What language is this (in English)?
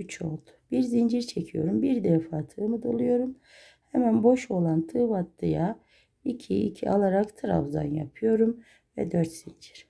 Turkish